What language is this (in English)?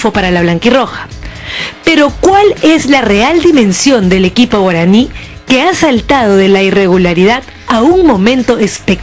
Spanish